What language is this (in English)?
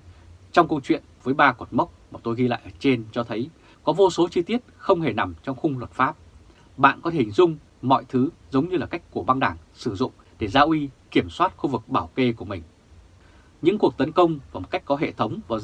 Vietnamese